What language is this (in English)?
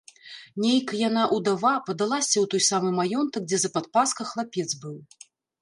Belarusian